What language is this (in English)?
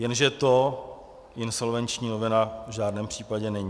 Czech